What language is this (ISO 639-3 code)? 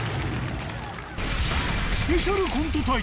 jpn